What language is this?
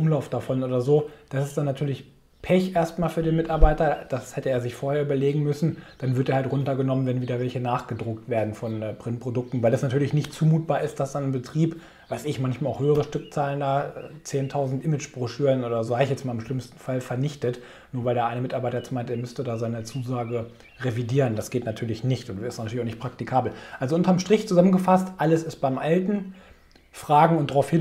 German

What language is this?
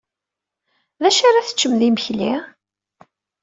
Kabyle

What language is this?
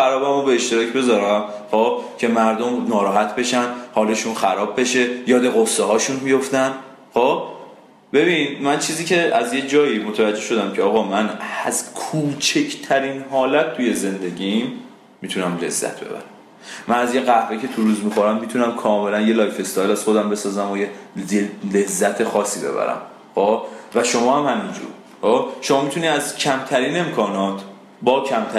Persian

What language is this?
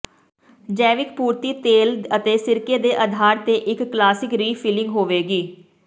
Punjabi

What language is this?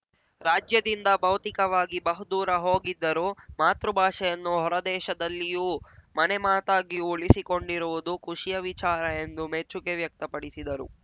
Kannada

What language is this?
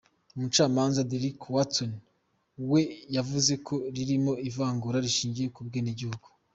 Kinyarwanda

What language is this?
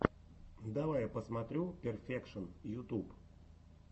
Russian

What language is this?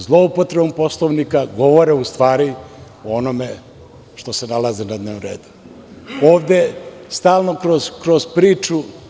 Serbian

